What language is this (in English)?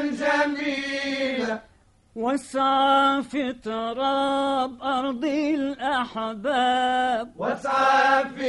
Arabic